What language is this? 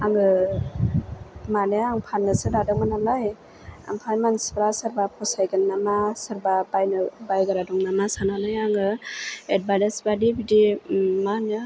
Bodo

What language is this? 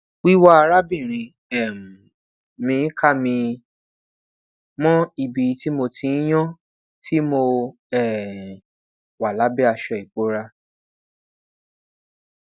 Yoruba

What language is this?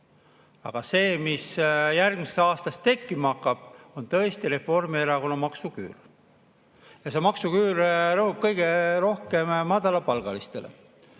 Estonian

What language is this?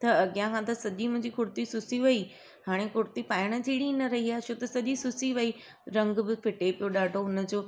Sindhi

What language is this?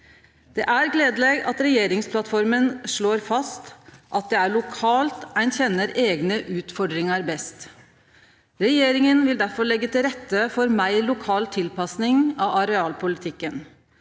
Norwegian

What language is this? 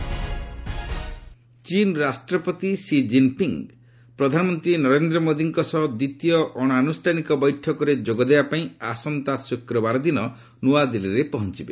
Odia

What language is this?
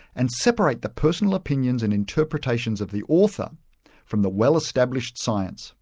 English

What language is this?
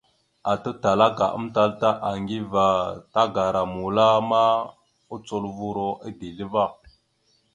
Mada (Cameroon)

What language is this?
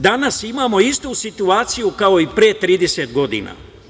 Serbian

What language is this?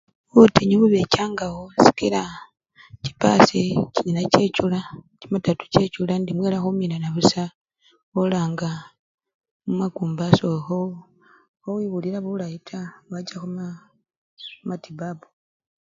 Luyia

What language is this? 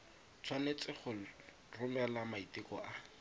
Tswana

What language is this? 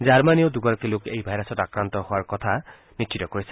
Assamese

